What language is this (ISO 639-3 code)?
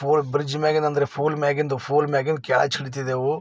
kan